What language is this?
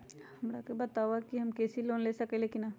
Magahi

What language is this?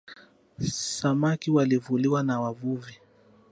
Swahili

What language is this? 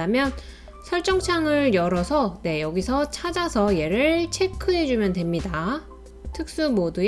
Korean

